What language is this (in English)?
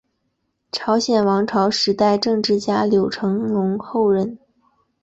Chinese